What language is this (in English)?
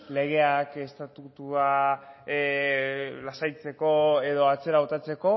Basque